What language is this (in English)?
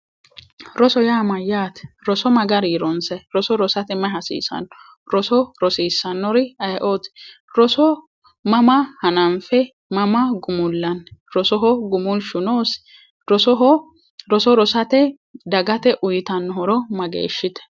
Sidamo